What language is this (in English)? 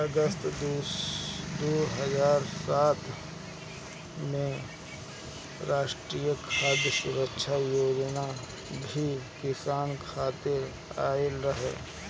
Bhojpuri